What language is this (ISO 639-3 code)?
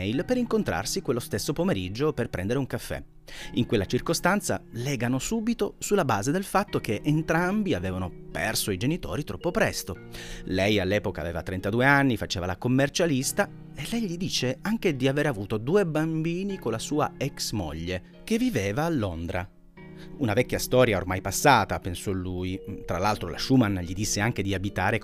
ita